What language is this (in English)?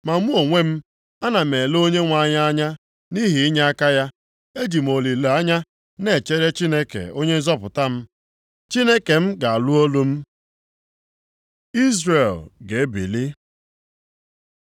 Igbo